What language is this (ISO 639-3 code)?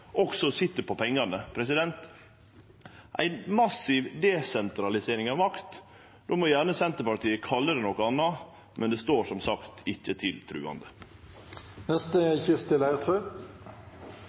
nno